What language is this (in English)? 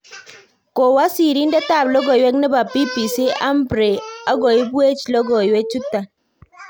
Kalenjin